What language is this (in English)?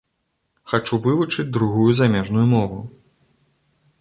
Belarusian